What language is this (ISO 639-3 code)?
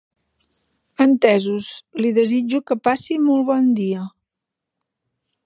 cat